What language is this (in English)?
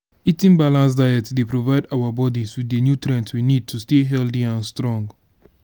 Nigerian Pidgin